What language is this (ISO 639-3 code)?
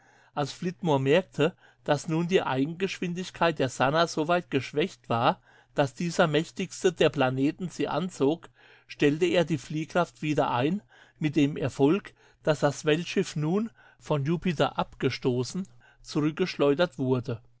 deu